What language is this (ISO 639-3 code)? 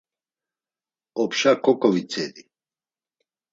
lzz